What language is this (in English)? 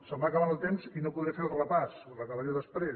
Catalan